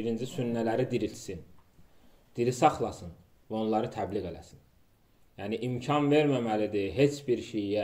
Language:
Turkish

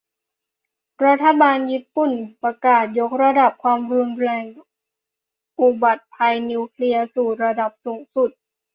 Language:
Thai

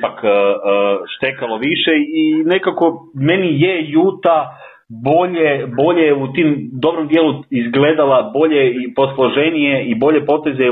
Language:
Croatian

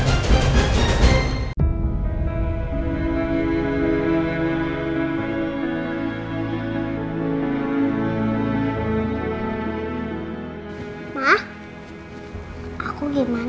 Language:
Indonesian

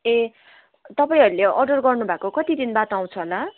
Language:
Nepali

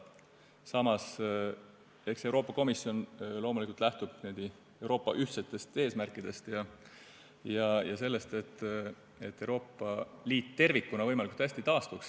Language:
Estonian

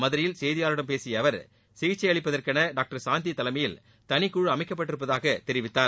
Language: Tamil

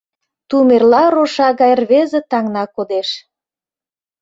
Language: Mari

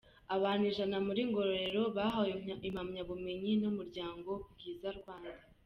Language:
Kinyarwanda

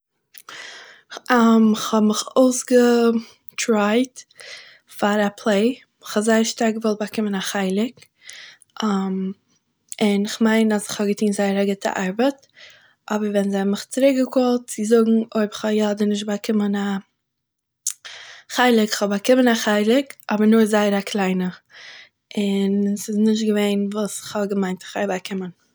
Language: Yiddish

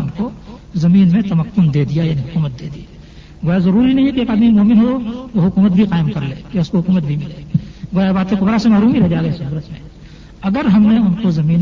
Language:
Urdu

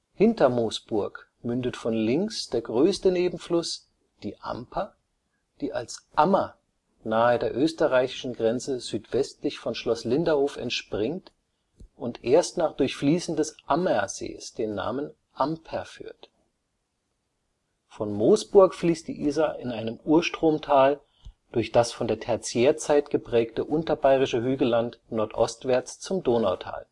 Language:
German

